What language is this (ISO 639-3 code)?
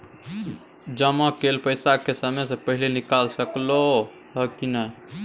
mai